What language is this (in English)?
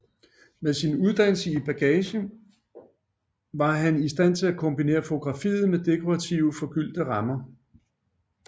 Danish